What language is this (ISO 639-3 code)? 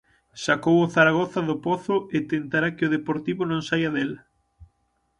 glg